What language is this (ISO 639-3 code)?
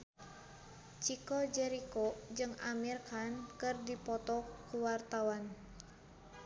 sun